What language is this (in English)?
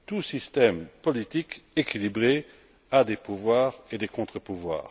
French